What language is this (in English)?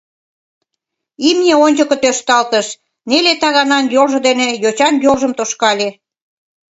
Mari